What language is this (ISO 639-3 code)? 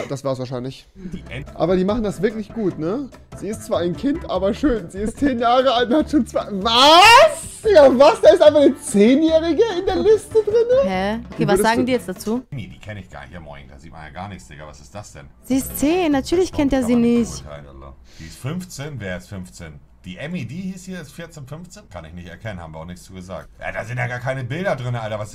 deu